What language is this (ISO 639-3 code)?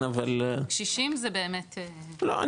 heb